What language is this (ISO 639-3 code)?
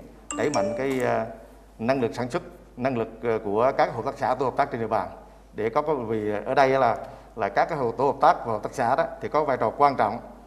vie